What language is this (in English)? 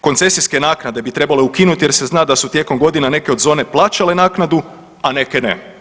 Croatian